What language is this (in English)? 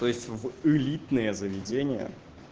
Russian